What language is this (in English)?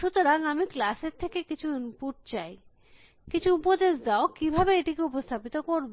Bangla